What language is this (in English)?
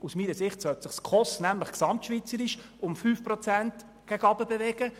Swiss German